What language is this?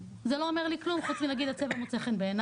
Hebrew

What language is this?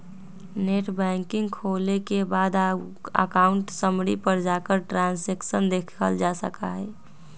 Magahi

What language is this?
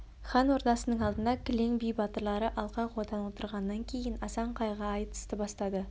Kazakh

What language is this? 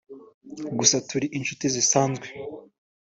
Kinyarwanda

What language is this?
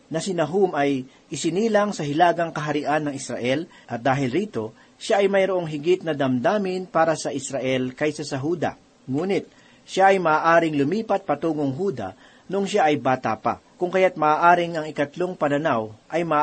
Filipino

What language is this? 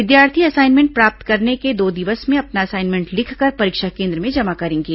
Hindi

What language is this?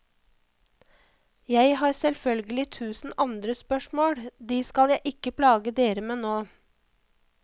Norwegian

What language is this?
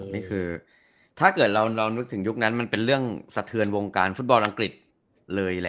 Thai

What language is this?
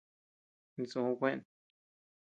Tepeuxila Cuicatec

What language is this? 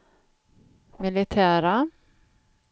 Swedish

